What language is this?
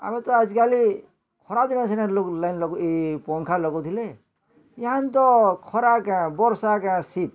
Odia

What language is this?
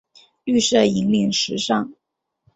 Chinese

